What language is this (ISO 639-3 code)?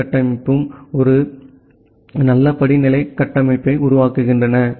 tam